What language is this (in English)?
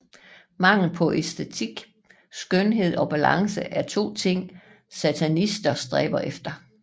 Danish